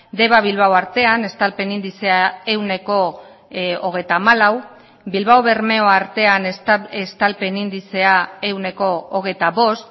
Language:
Basque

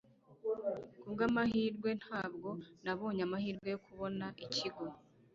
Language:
Kinyarwanda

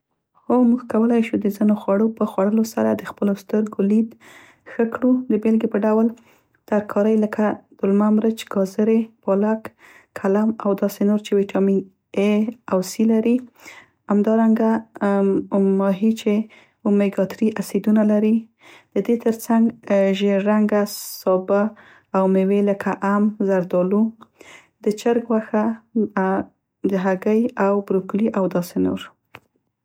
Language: Central Pashto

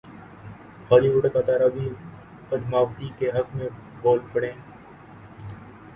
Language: Urdu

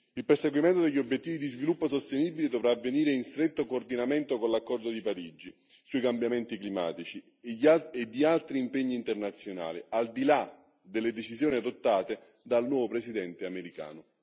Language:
Italian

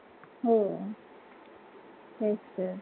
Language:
Marathi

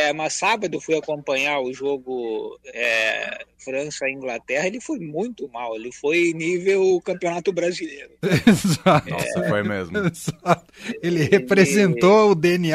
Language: Portuguese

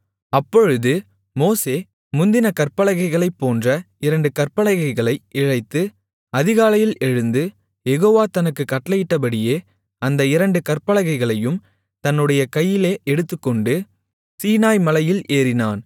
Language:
Tamil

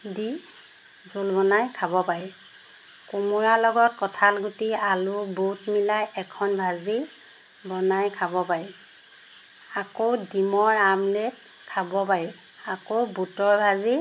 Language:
Assamese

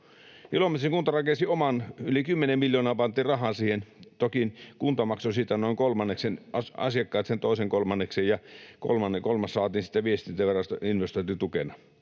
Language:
Finnish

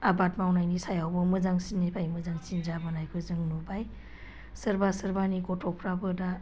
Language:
Bodo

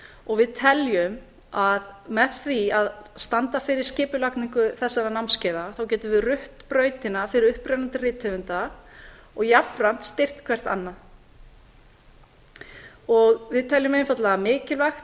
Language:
Icelandic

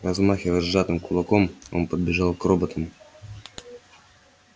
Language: Russian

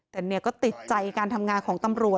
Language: Thai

